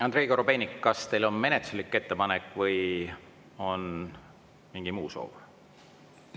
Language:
Estonian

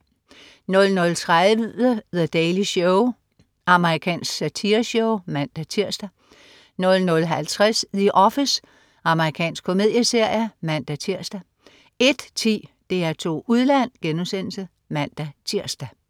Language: Danish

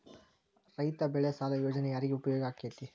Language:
Kannada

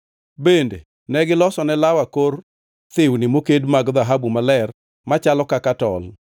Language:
Luo (Kenya and Tanzania)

